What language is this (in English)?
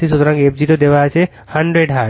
Bangla